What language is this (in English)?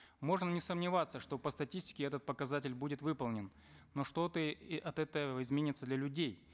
Kazakh